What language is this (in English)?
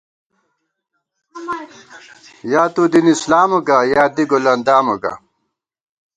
Gawar-Bati